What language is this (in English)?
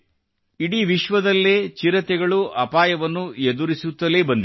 Kannada